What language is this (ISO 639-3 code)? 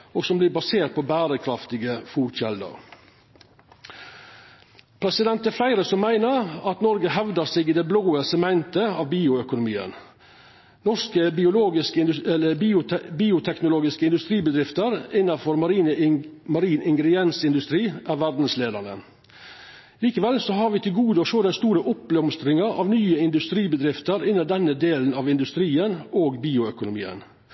nno